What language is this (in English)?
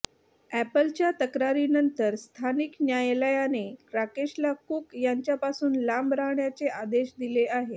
Marathi